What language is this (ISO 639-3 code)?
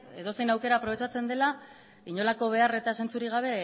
eus